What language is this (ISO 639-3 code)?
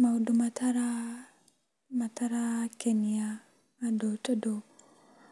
kik